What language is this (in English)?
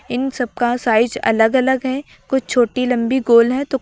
Hindi